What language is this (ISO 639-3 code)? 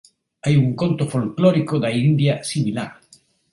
glg